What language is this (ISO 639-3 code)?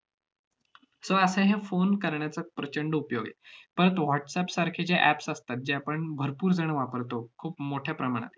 mar